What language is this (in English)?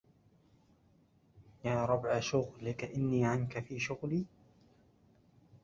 Arabic